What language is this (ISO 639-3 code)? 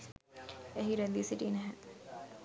sin